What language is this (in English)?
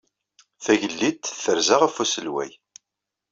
Kabyle